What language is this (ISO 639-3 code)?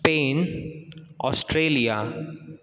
san